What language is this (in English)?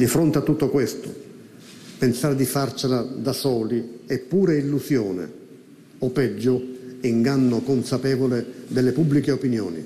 Italian